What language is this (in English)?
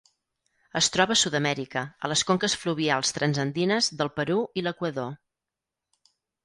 Catalan